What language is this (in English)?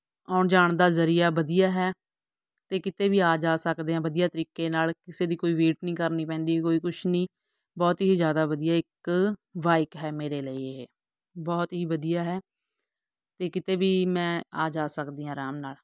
Punjabi